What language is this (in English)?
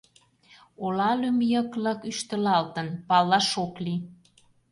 Mari